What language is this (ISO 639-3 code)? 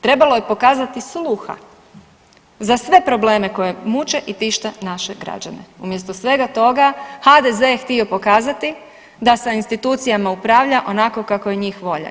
hrv